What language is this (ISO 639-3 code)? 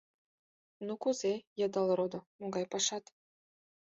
chm